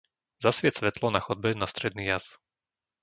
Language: Slovak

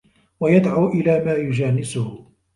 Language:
Arabic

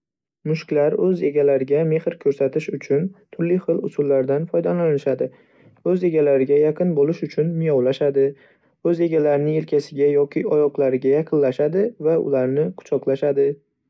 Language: Uzbek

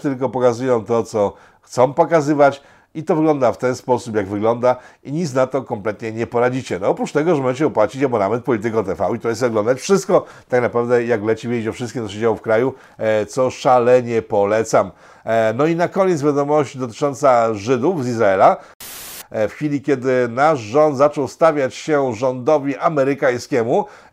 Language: Polish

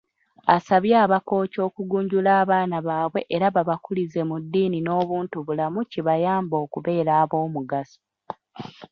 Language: Ganda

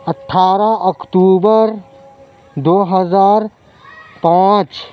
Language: Urdu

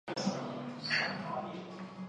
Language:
Chinese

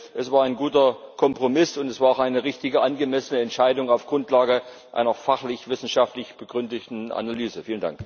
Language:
German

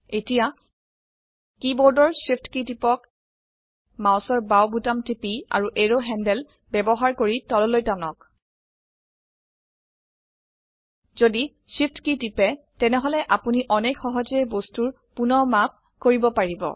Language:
Assamese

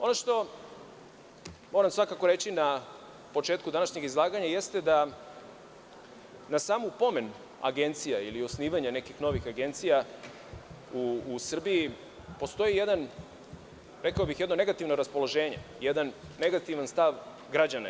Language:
Serbian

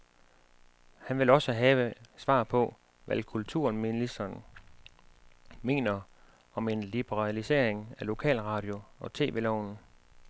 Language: Danish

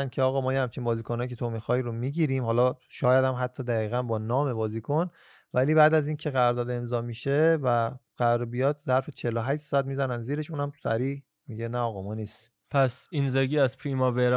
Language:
Persian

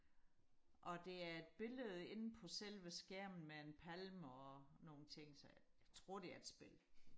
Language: Danish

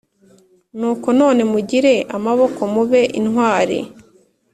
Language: Kinyarwanda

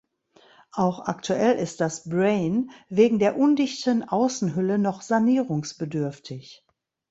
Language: German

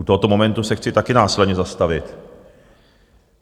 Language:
Czech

